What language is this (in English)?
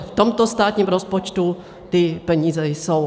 Czech